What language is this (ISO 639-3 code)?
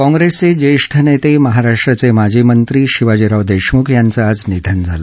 mar